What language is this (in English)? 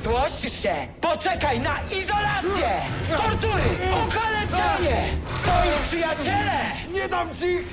Polish